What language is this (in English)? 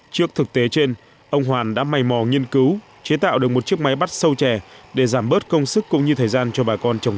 Vietnamese